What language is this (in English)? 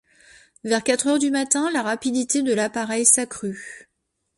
French